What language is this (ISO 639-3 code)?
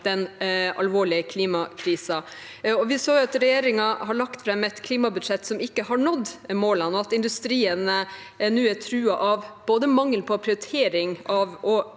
nor